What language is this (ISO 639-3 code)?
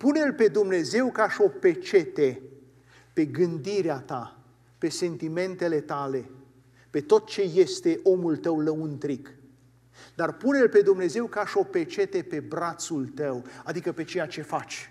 ron